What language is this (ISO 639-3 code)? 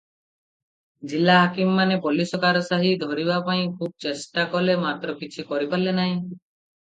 ori